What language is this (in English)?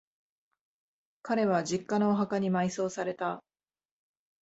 Japanese